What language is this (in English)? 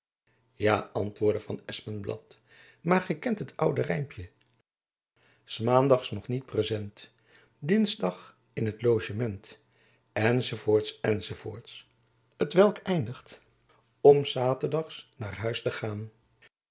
Dutch